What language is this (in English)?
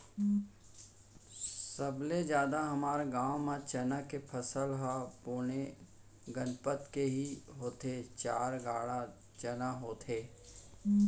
Chhattisgarhi